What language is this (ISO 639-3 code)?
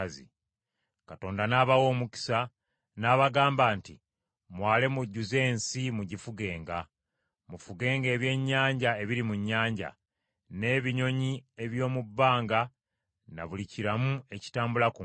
lug